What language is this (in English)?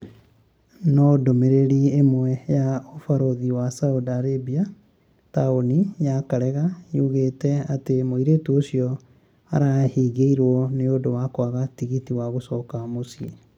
Kikuyu